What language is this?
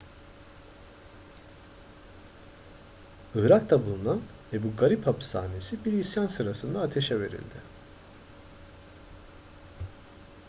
Turkish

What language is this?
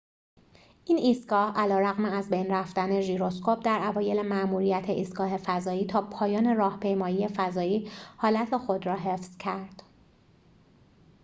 Persian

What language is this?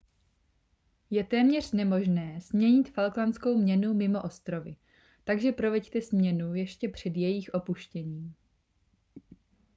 Czech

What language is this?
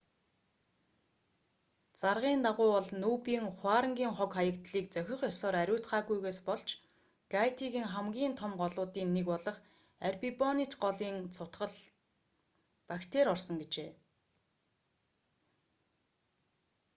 Mongolian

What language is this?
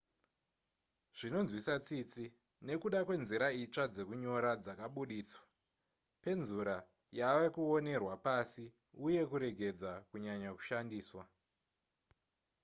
Shona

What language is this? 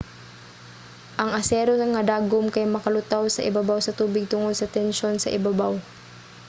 Cebuano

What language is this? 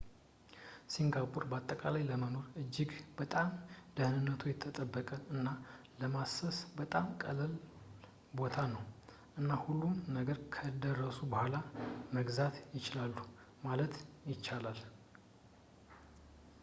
Amharic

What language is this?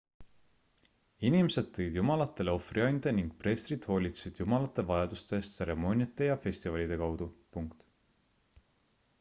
Estonian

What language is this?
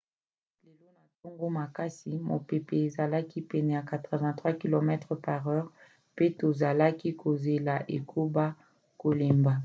Lingala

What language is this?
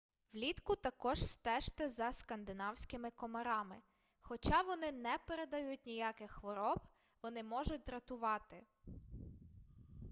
Ukrainian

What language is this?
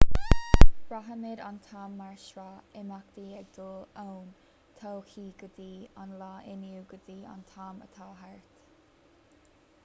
Irish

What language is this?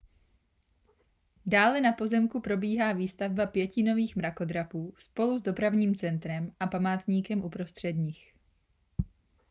Czech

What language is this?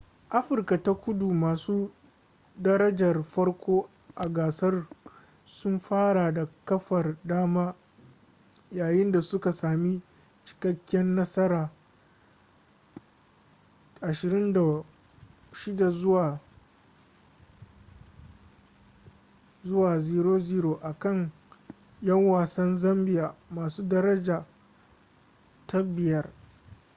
Hausa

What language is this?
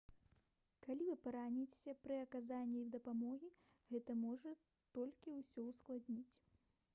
Belarusian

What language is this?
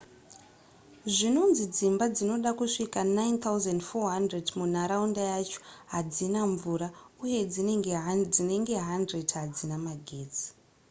Shona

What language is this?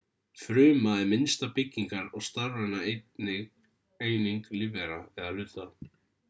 Icelandic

